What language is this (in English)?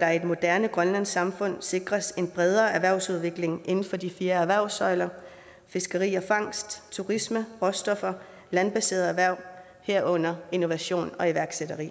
Danish